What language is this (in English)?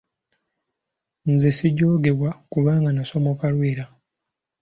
Ganda